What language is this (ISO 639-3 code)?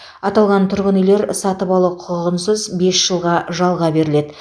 kaz